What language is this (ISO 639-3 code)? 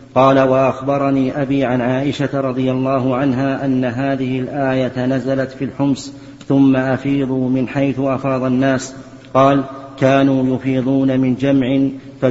ara